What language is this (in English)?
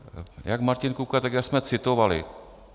Czech